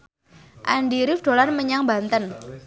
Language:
Javanese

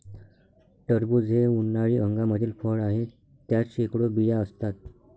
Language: Marathi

